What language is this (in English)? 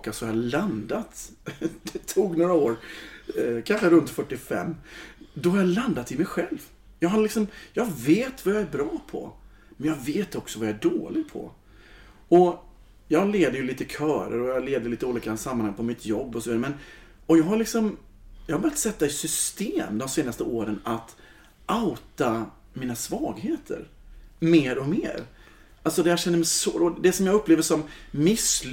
Swedish